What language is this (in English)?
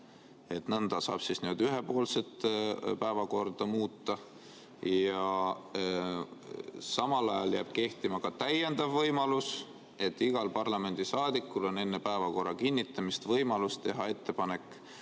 Estonian